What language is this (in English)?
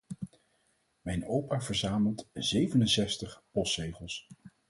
Dutch